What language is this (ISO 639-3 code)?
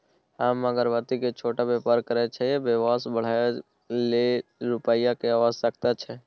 mai